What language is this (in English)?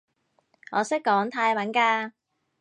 Cantonese